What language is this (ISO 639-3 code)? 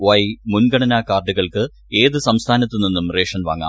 mal